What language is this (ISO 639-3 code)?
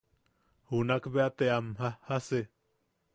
yaq